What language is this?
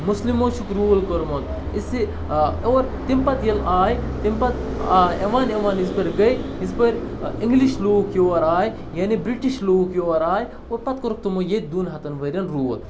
Kashmiri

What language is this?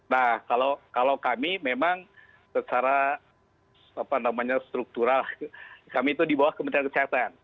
Indonesian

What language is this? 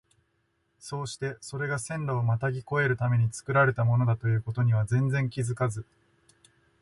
Japanese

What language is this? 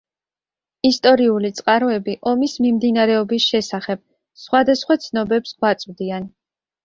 Georgian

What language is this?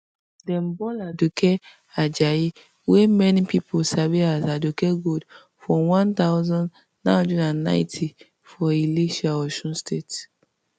Nigerian Pidgin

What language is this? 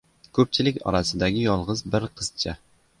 Uzbek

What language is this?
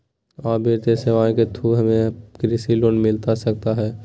Magahi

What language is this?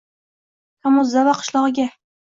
Uzbek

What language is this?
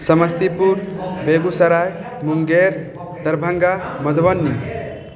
Maithili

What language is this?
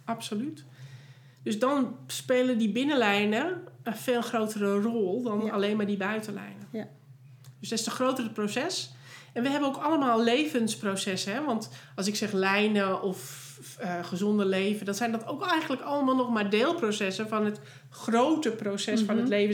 Dutch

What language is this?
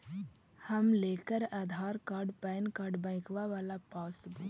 Magahi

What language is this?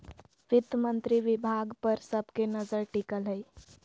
Magahi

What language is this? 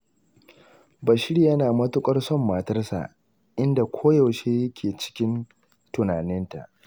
Hausa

